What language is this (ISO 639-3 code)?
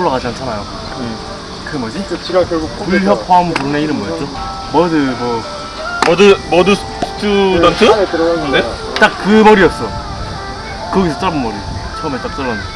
kor